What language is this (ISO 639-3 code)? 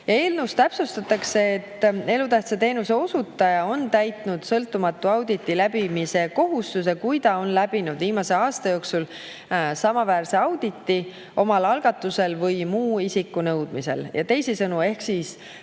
est